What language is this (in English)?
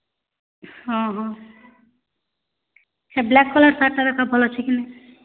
Odia